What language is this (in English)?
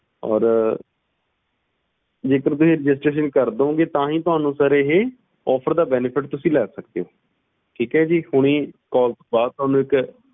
Punjabi